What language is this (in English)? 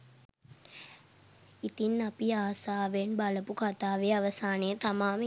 Sinhala